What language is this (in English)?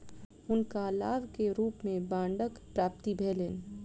Maithili